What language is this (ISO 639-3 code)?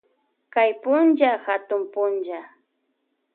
qvj